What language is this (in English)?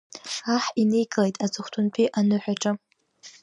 Abkhazian